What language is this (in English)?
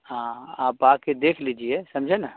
Urdu